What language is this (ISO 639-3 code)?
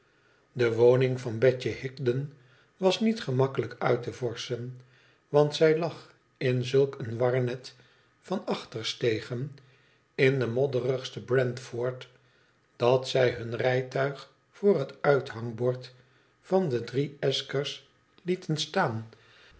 nld